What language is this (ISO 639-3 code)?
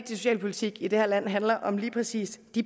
dan